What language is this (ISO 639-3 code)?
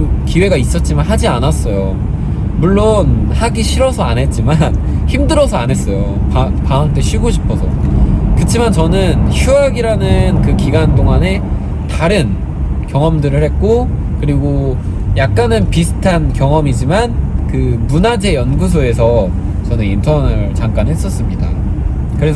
kor